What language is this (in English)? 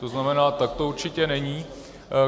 Czech